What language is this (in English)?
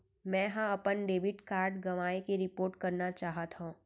Chhattisgarhi